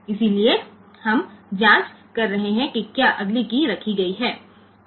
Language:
Hindi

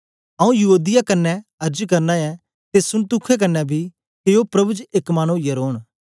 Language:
Dogri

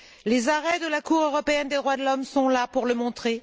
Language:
French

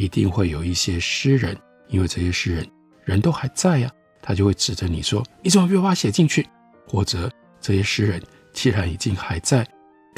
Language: Chinese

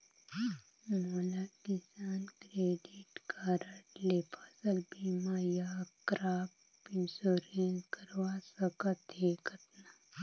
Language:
Chhattisgarhi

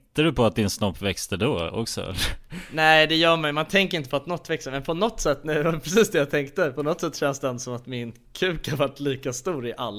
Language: Swedish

